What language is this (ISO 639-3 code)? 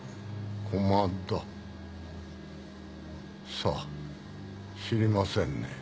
jpn